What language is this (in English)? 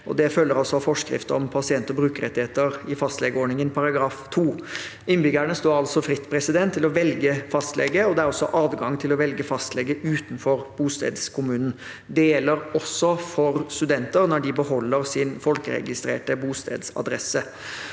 Norwegian